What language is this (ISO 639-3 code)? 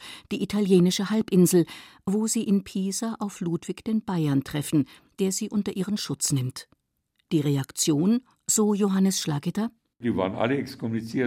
deu